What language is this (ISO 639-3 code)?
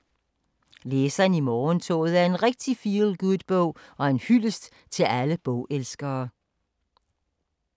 dan